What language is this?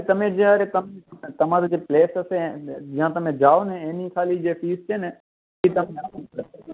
Gujarati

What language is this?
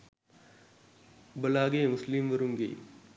Sinhala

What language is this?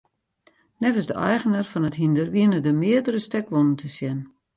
Western Frisian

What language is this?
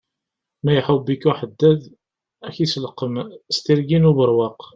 Kabyle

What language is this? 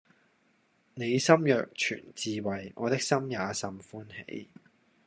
Cantonese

